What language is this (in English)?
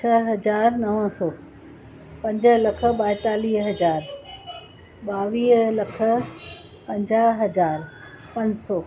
Sindhi